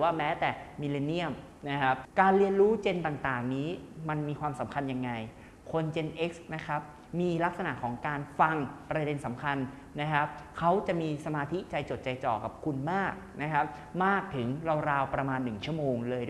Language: Thai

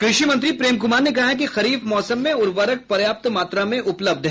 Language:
Hindi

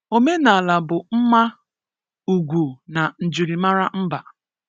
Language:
Igbo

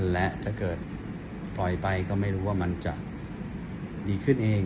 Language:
Thai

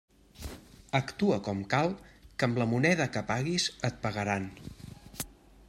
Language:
Catalan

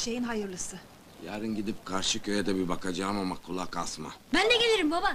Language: Turkish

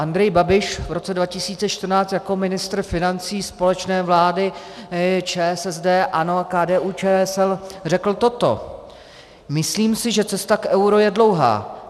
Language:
Czech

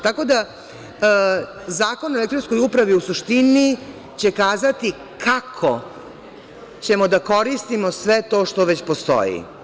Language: Serbian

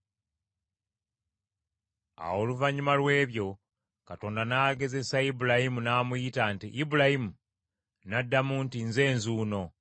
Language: Ganda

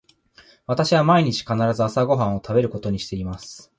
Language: Japanese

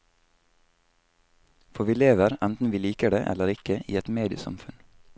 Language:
Norwegian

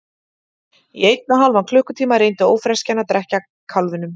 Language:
Icelandic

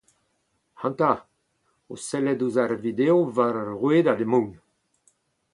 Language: Breton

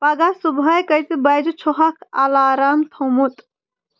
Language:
Kashmiri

